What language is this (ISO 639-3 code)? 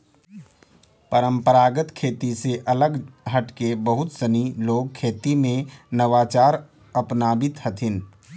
mag